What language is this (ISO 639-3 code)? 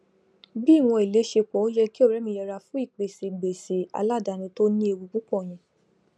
yor